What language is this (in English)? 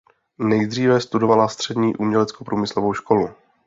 Czech